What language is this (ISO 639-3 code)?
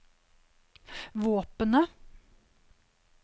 nor